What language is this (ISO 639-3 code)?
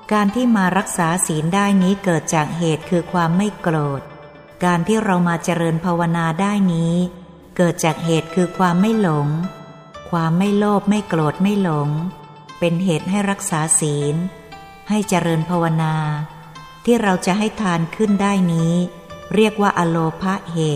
tha